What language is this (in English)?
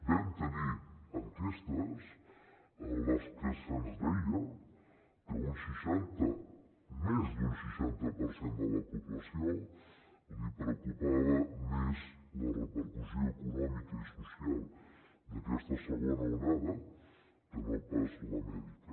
Catalan